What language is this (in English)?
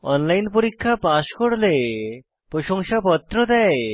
Bangla